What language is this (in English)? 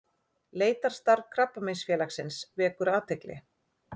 Icelandic